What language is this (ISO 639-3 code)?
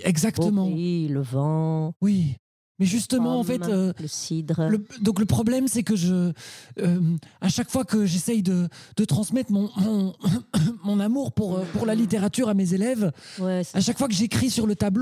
fra